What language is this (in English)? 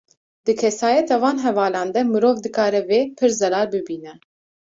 Kurdish